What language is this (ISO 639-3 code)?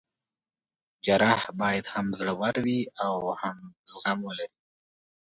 pus